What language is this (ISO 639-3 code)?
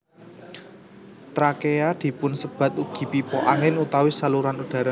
jav